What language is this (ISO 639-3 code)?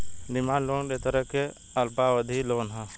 bho